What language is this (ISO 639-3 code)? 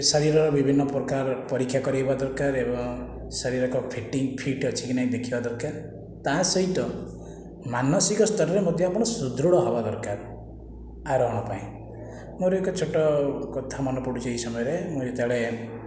ori